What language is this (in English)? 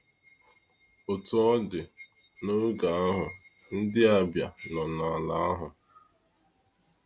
Igbo